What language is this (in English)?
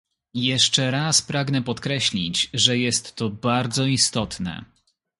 Polish